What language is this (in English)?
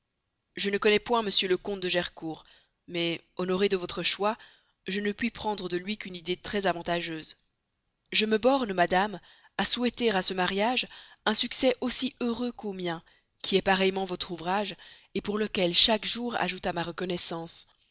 French